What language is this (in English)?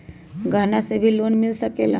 Magahi